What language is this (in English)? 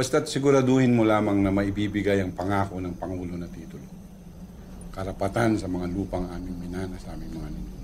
Filipino